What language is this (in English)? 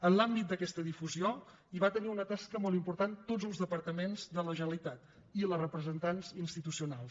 Catalan